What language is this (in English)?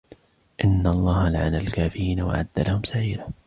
Arabic